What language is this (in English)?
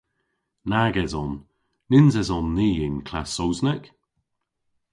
Cornish